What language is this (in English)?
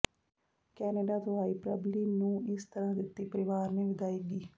Punjabi